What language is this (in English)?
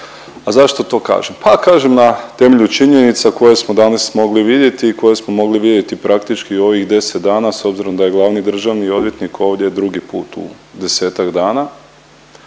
Croatian